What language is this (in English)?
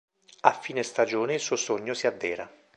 Italian